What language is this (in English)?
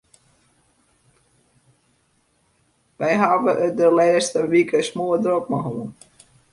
Western Frisian